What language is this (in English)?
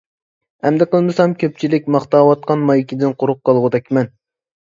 Uyghur